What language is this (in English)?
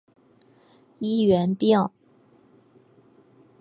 Chinese